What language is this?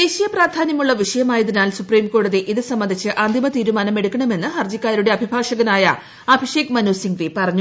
Malayalam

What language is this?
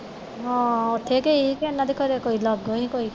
Punjabi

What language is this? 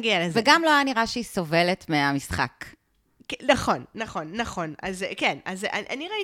Hebrew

